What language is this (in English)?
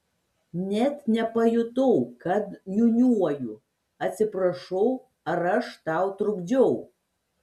Lithuanian